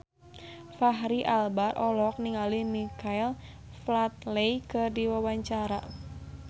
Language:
Sundanese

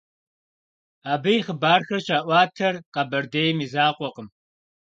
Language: Kabardian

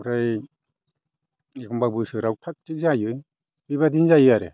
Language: Bodo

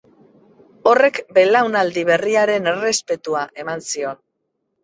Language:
Basque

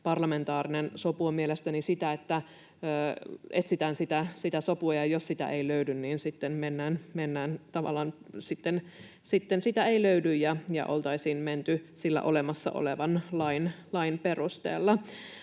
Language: Finnish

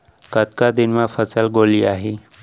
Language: Chhattisgarhi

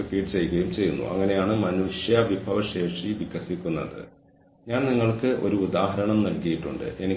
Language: Malayalam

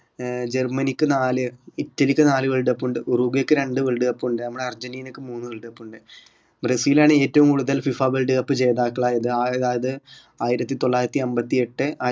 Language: Malayalam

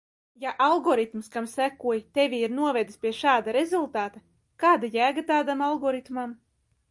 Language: Latvian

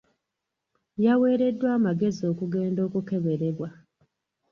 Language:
Ganda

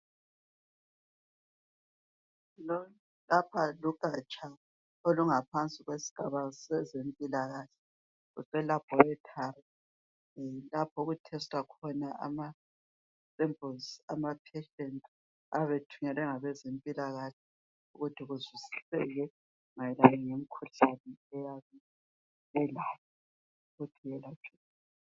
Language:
North Ndebele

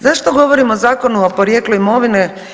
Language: Croatian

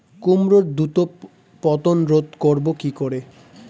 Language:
Bangla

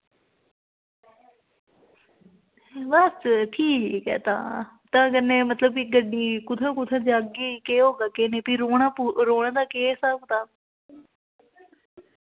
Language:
Dogri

